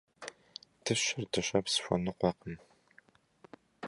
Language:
Kabardian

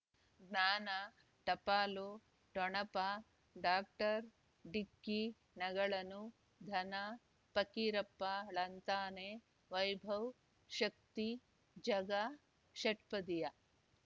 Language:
Kannada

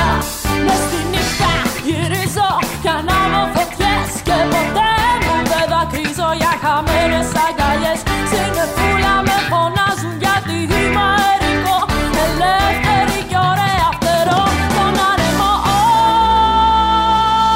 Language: Greek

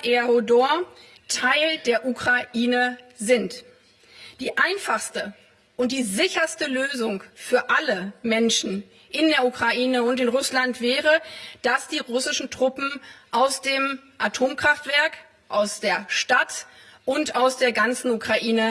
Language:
German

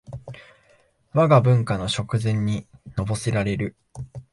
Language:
Japanese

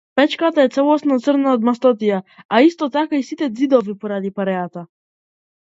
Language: Macedonian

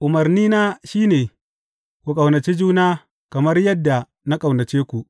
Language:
Hausa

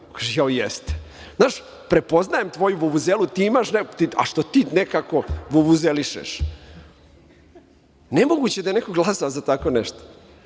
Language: Serbian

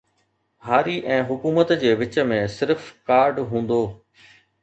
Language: Sindhi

